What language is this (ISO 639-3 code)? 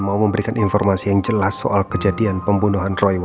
ind